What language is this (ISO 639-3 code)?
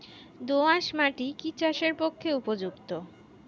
ben